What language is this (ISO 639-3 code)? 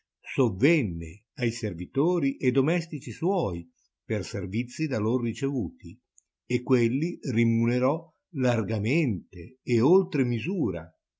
ita